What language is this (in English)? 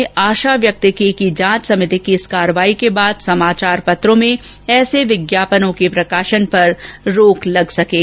Hindi